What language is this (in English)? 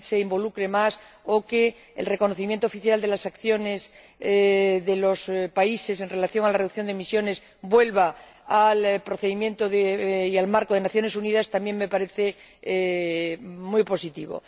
Spanish